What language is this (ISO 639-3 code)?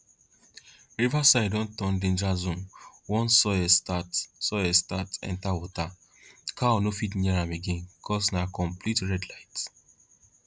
pcm